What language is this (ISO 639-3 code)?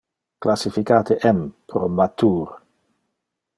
ina